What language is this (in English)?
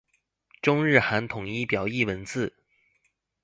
Chinese